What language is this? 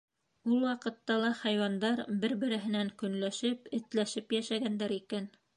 Bashkir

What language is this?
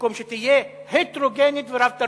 Hebrew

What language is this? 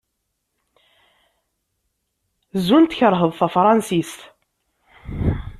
Kabyle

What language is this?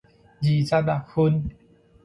Min Nan Chinese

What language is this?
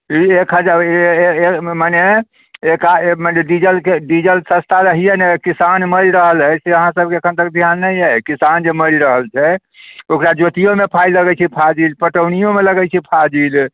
Maithili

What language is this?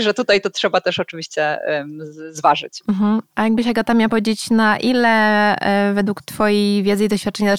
Polish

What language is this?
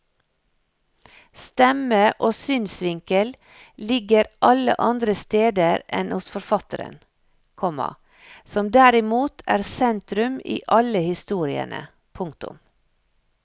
Norwegian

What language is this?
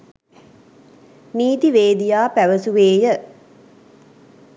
Sinhala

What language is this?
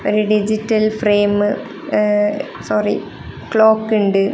Malayalam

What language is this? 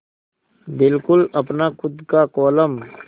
Hindi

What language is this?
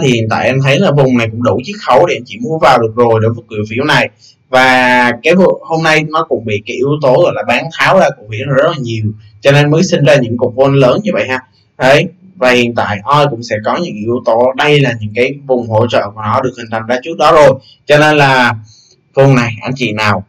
Vietnamese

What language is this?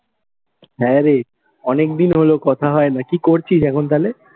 Bangla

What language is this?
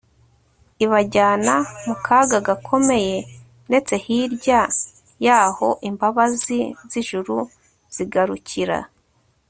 Kinyarwanda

